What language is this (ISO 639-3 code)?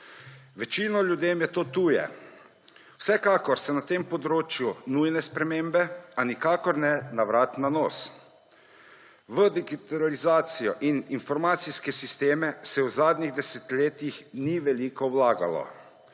slv